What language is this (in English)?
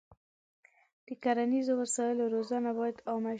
Pashto